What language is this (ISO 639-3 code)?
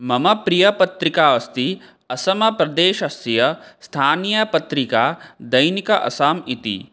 san